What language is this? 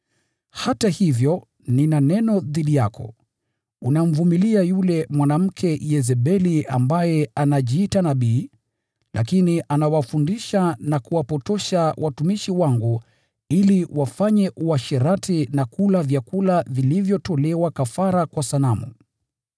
Swahili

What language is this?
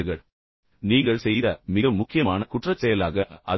Tamil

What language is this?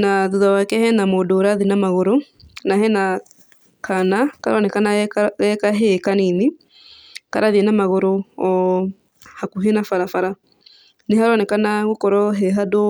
Kikuyu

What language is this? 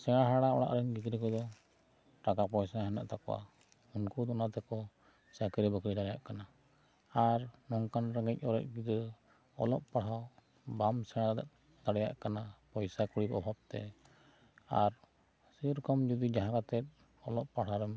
Santali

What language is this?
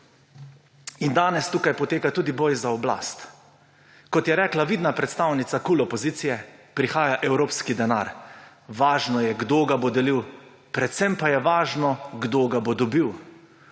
Slovenian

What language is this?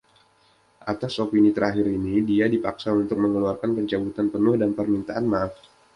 Indonesian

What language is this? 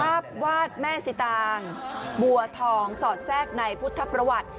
Thai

